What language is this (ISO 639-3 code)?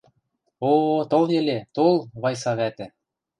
mrj